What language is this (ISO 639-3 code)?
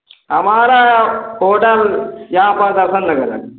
hin